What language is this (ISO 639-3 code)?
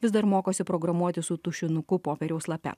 lit